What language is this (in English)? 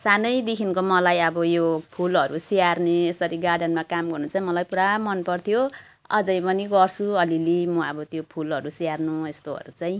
Nepali